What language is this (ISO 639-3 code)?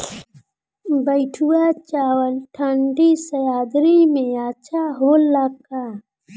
bho